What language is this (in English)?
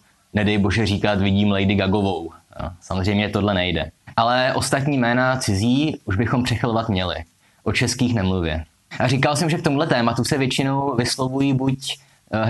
Czech